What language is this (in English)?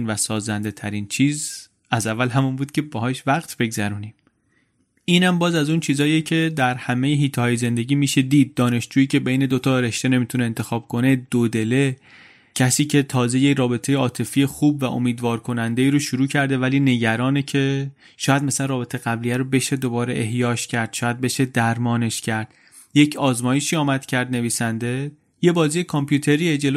Persian